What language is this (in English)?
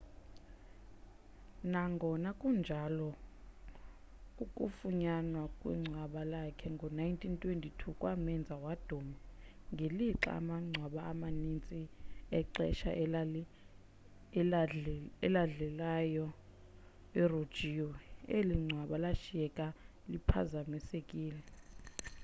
Xhosa